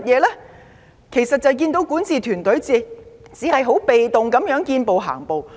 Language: Cantonese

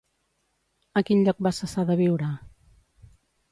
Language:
Catalan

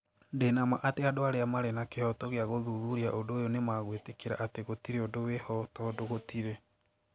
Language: Kikuyu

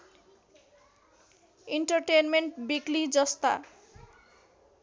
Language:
Nepali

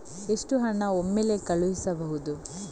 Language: Kannada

